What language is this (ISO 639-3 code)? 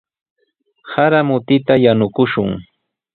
qws